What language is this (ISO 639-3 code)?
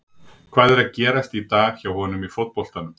isl